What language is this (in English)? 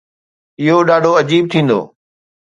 Sindhi